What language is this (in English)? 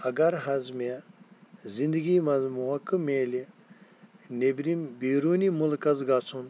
Kashmiri